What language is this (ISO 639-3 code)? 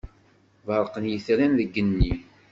kab